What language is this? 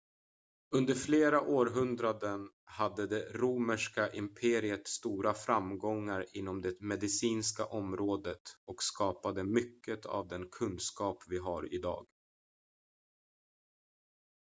Swedish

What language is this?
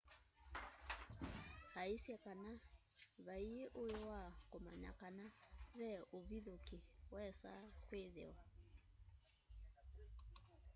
Kamba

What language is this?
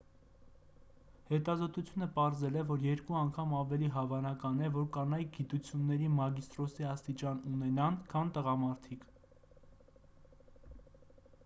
Armenian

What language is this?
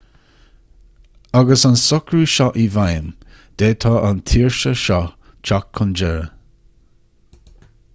Irish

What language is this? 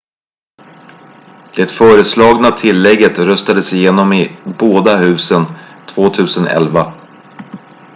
Swedish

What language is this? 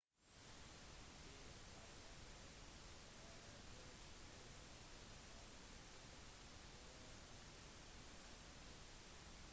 Norwegian Bokmål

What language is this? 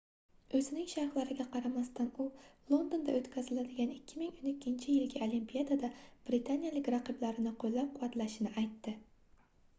Uzbek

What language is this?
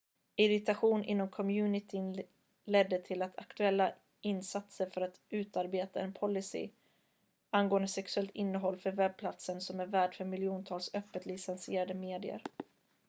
Swedish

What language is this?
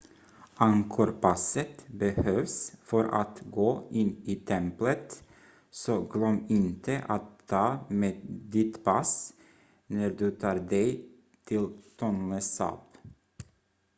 Swedish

